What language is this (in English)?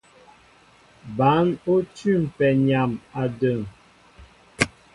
Mbo (Cameroon)